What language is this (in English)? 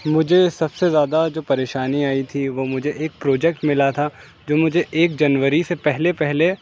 Urdu